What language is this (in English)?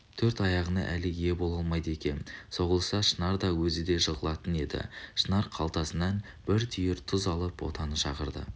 Kazakh